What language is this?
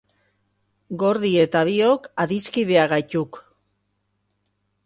Basque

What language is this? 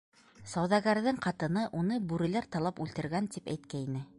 Bashkir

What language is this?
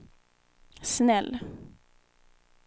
Swedish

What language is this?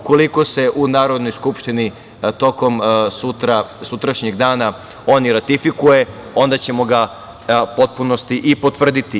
Serbian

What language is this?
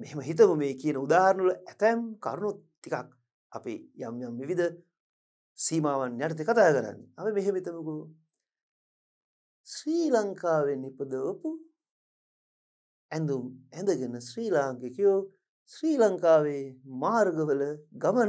Turkish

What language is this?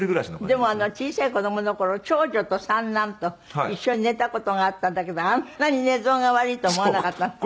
Japanese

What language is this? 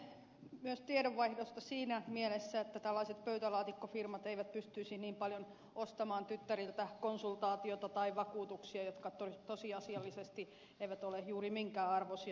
Finnish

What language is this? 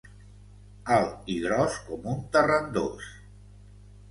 Catalan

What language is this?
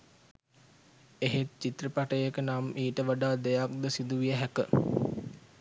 Sinhala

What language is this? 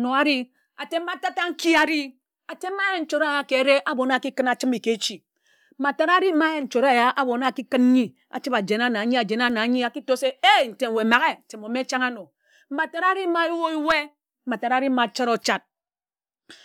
Ejagham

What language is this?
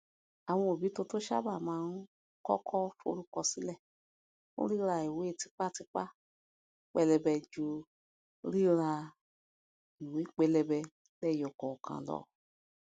Yoruba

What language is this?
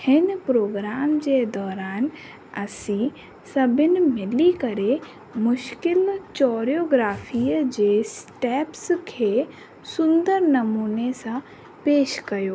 Sindhi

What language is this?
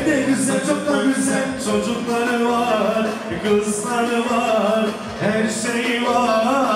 Turkish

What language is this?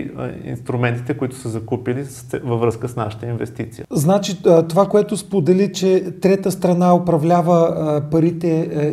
Bulgarian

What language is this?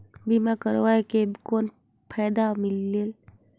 Chhattisgarhi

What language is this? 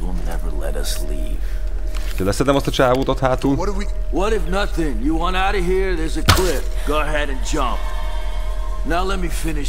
Hungarian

